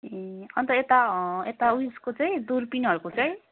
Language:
Nepali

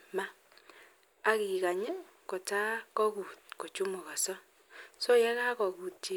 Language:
Kalenjin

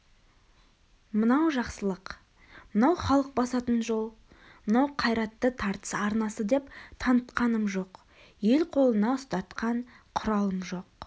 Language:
Kazakh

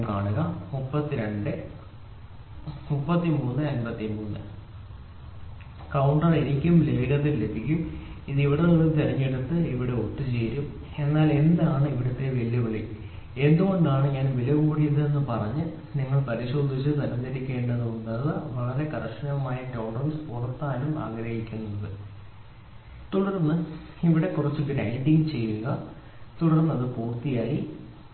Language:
Malayalam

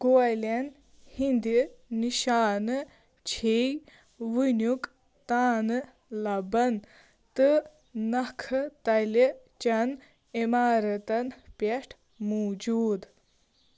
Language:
Kashmiri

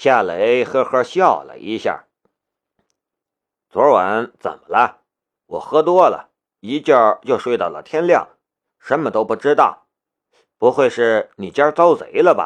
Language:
Chinese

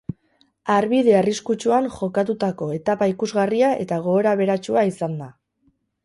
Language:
Basque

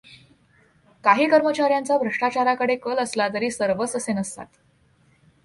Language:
Marathi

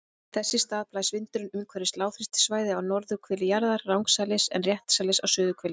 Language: Icelandic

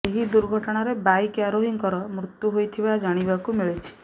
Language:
Odia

